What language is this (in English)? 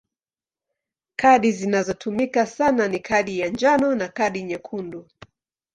Swahili